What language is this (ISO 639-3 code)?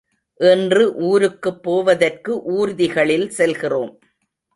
tam